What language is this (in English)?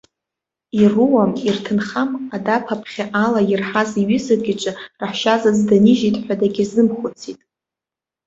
Abkhazian